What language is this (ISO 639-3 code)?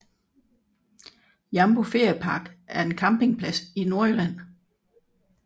dan